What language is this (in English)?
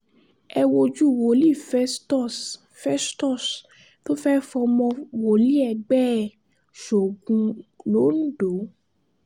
Yoruba